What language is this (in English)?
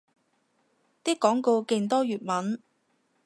Cantonese